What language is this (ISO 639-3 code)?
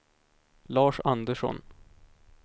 swe